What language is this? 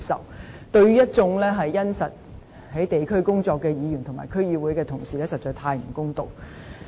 Cantonese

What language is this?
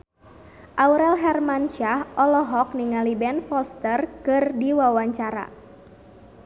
Sundanese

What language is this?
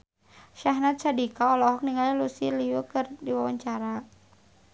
Sundanese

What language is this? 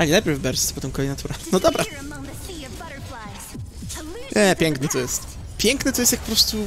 Polish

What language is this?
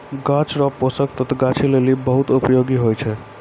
Maithili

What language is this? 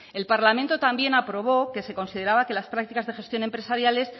Spanish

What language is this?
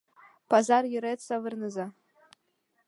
Mari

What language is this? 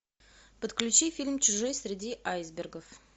Russian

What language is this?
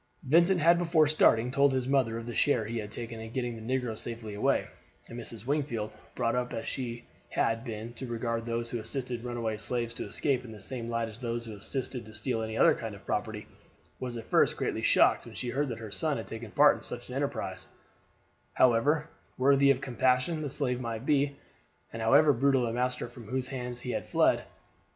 English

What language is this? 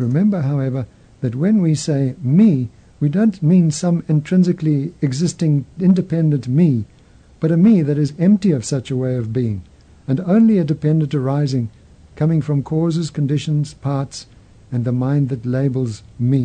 English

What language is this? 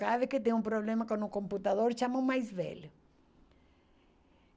Portuguese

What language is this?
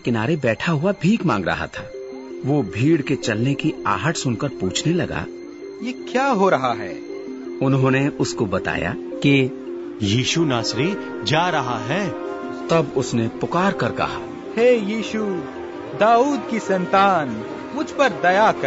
Hindi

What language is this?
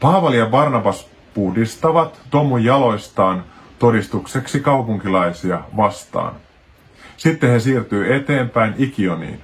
Finnish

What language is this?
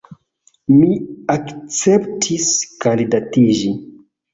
Esperanto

